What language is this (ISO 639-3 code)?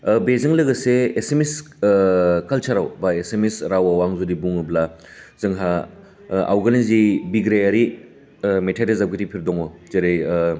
brx